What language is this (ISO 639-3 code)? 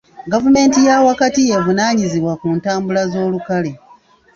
lug